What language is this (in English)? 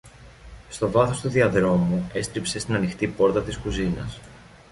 Greek